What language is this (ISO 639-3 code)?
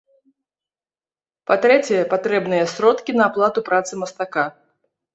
bel